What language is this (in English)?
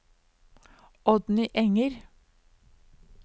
Norwegian